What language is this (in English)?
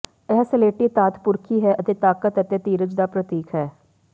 Punjabi